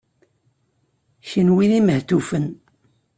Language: Kabyle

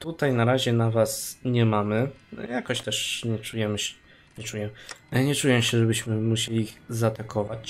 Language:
Polish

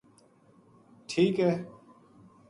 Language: Gujari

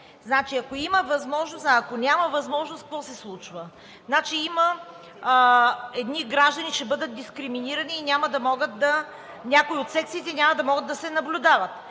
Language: Bulgarian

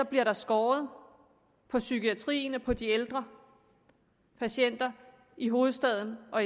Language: Danish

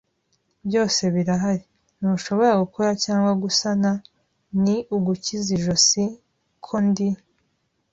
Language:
Kinyarwanda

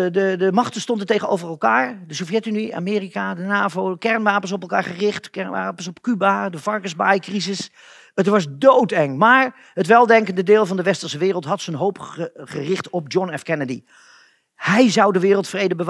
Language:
Dutch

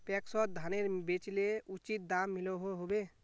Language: Magahi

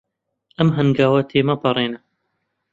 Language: Central Kurdish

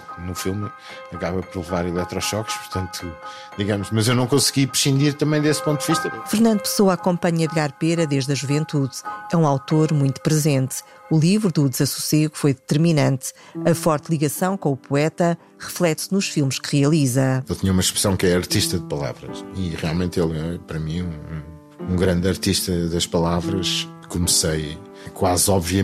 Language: Portuguese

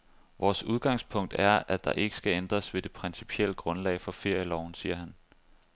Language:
Danish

